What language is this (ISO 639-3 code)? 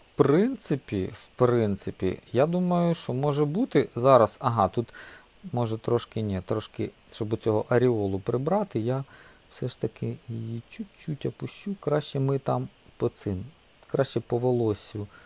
ukr